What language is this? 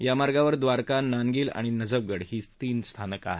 Marathi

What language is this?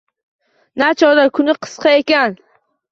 Uzbek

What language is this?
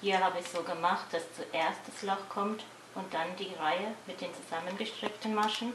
German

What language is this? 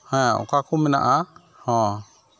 Santali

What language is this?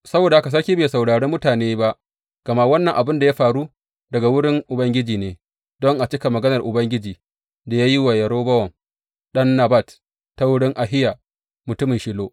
Hausa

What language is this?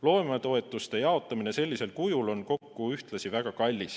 Estonian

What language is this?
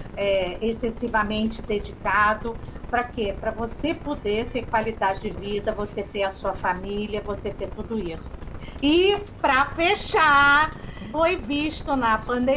Portuguese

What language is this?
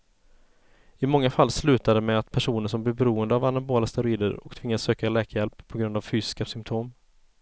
Swedish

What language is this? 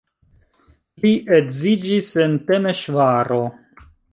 Esperanto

